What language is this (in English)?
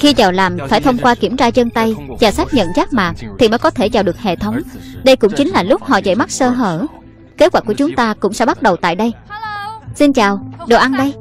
Vietnamese